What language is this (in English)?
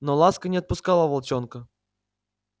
Russian